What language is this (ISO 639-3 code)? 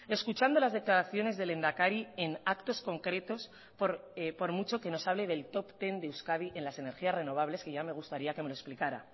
spa